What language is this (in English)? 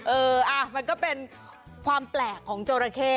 Thai